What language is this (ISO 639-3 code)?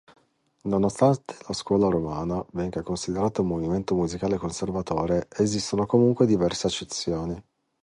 ita